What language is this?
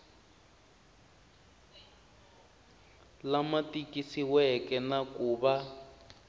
Tsonga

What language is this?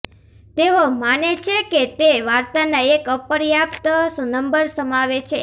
Gujarati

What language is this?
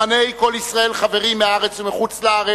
Hebrew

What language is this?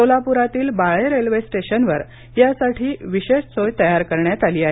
Marathi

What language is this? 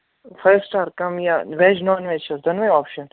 Kashmiri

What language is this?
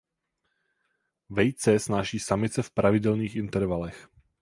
Czech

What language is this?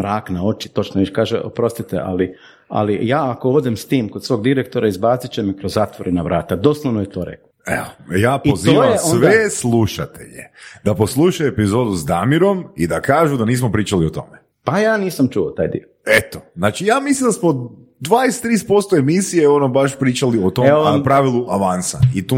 Croatian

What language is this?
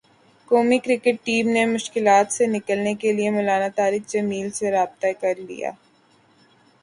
Urdu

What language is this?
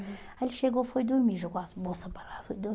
Portuguese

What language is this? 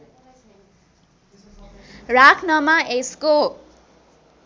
Nepali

